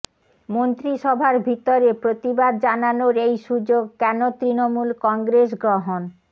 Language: Bangla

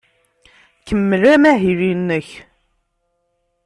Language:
Kabyle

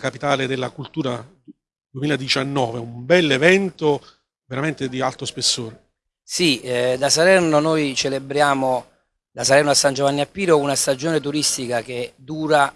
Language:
Italian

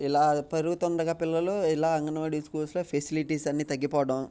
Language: Telugu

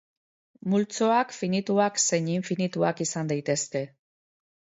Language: Basque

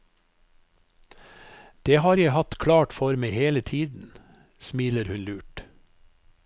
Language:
Norwegian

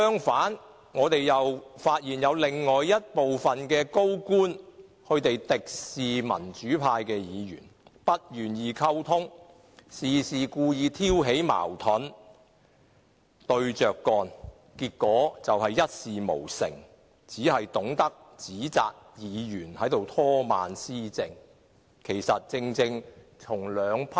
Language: Cantonese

